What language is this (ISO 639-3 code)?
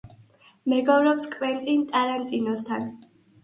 kat